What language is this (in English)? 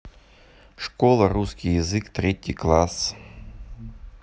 Russian